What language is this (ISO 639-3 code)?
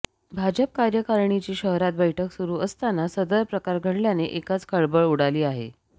mar